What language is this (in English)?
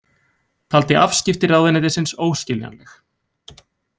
Icelandic